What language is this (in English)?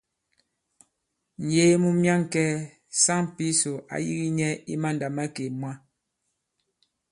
Bankon